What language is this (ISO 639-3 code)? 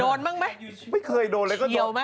tha